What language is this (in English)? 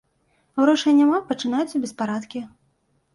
Belarusian